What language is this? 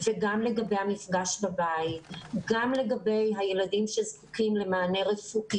Hebrew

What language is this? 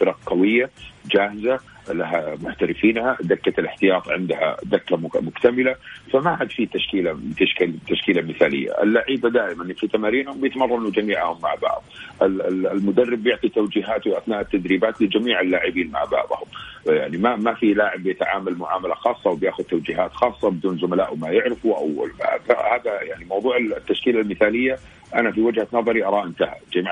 Arabic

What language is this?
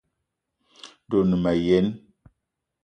Eton (Cameroon)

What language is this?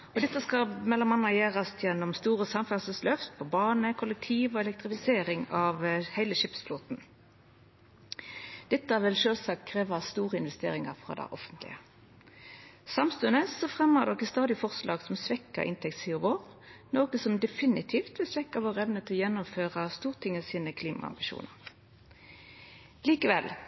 Norwegian Nynorsk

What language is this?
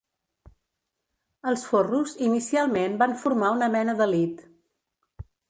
Catalan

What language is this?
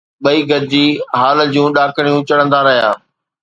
Sindhi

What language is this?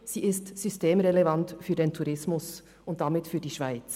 Swiss German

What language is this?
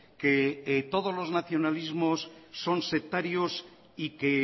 Spanish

